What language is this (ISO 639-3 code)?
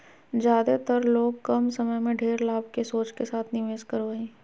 mag